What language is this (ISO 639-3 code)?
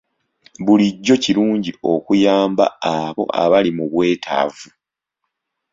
lug